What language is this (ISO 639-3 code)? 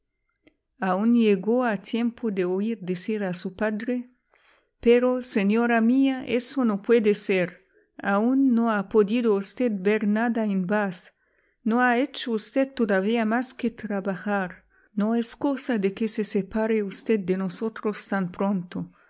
spa